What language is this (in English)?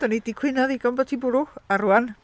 Welsh